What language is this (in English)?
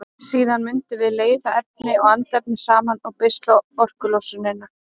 Icelandic